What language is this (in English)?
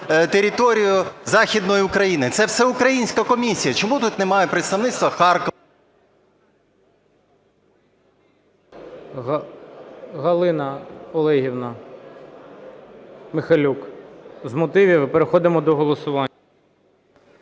Ukrainian